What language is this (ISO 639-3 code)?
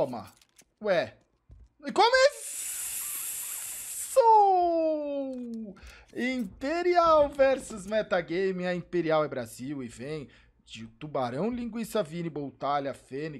por